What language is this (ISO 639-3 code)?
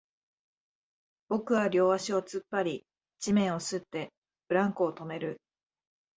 jpn